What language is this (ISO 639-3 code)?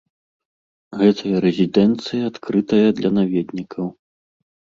bel